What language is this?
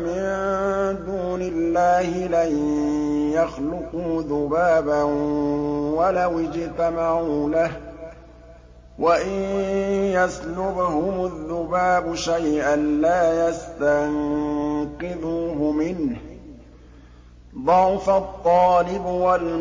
Arabic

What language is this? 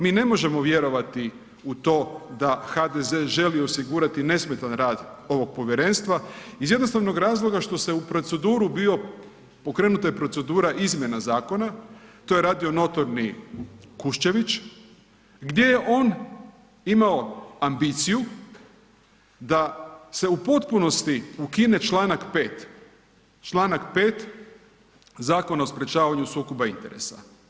Croatian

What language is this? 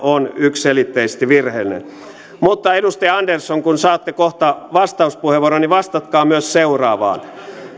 Finnish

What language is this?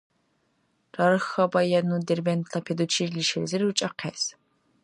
Dargwa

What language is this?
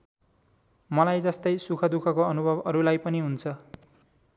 Nepali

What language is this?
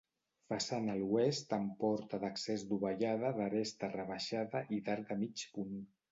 Catalan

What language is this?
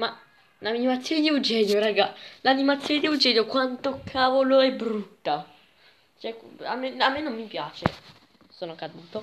Italian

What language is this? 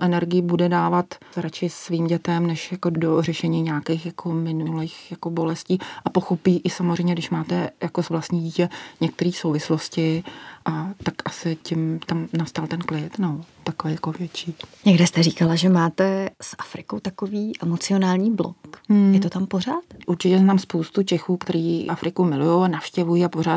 Czech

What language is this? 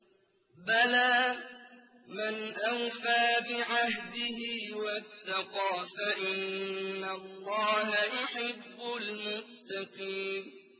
Arabic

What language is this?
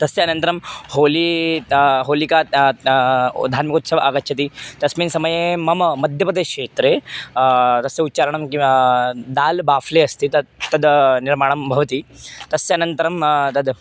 Sanskrit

